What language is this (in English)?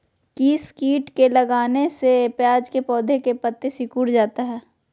Magahi